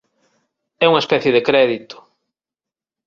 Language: Galician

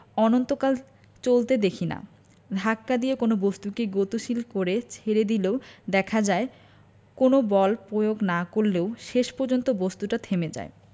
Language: Bangla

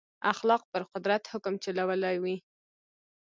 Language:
Pashto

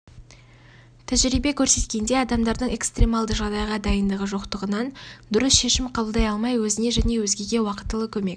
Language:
Kazakh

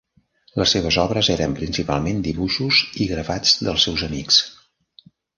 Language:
Catalan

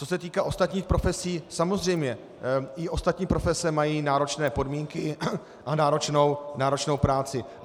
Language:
Czech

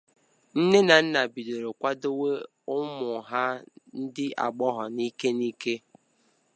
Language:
Igbo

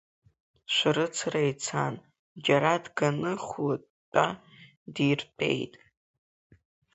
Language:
Abkhazian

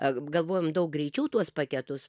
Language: Lithuanian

